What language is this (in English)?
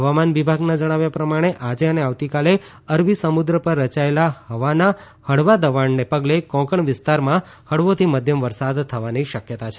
Gujarati